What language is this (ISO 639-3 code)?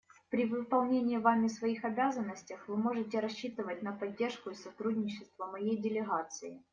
rus